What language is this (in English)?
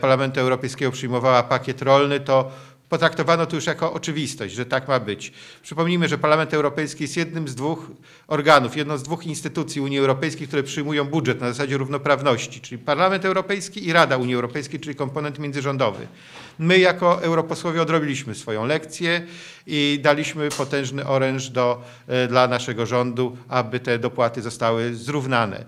Polish